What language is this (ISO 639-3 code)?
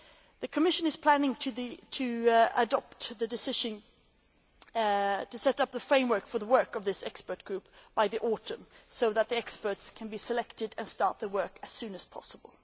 eng